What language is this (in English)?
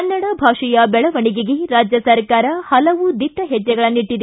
Kannada